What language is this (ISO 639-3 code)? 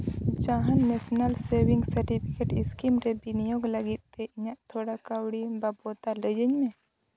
sat